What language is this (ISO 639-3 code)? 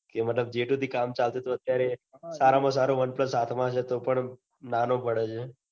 guj